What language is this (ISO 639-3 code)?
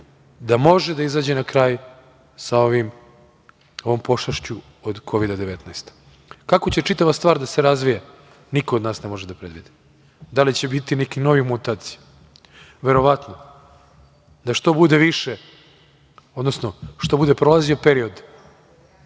srp